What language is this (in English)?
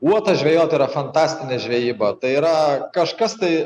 Lithuanian